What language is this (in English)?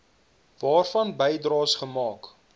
Afrikaans